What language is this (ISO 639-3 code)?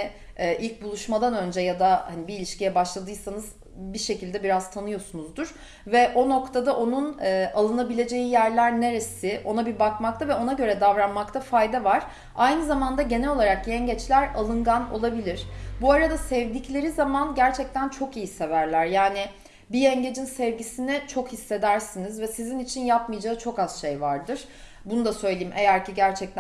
tur